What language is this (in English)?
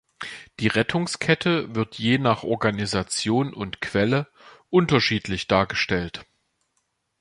German